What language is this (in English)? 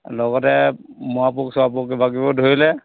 Assamese